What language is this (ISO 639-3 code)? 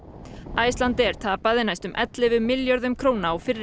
isl